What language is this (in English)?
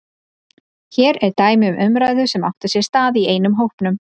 Icelandic